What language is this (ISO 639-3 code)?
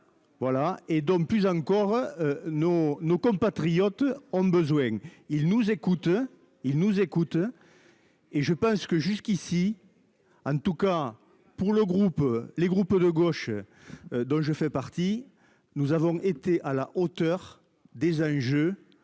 fra